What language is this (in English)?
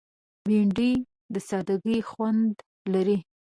Pashto